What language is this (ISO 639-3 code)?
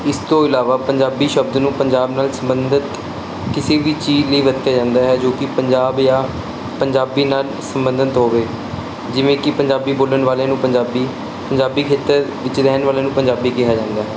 pan